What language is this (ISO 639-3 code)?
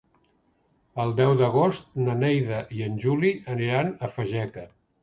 cat